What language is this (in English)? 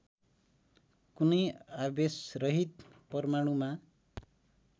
Nepali